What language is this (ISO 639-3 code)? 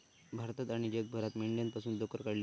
mar